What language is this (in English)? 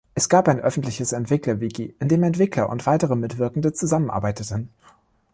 German